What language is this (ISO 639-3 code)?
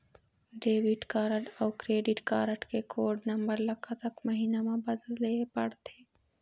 hne